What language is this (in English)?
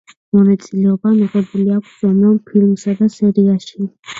Georgian